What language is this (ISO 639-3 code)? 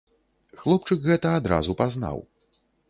bel